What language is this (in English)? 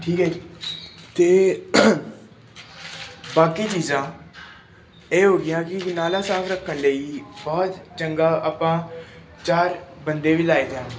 Punjabi